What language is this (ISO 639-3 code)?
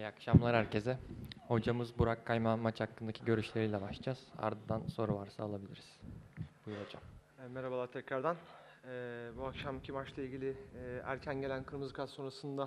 tur